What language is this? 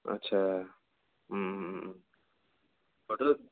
Bodo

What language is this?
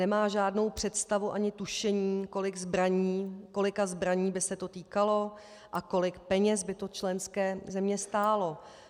Czech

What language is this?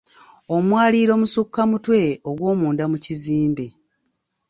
Ganda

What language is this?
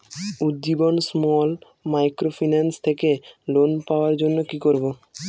Bangla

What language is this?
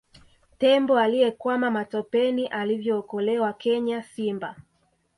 Swahili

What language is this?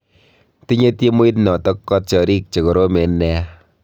Kalenjin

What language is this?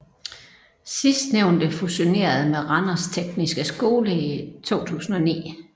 Danish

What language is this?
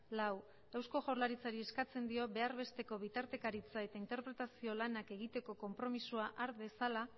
Basque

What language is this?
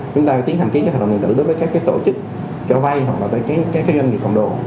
Vietnamese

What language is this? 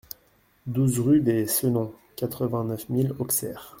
French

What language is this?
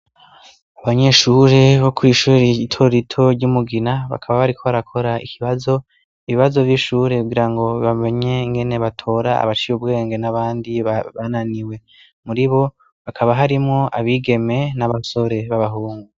Rundi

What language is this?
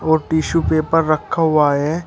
Hindi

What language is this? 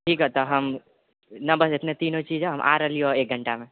Maithili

